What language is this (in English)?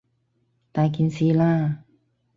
Cantonese